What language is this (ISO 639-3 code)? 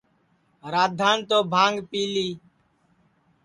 ssi